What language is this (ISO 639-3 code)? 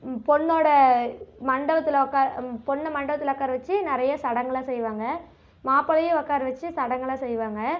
tam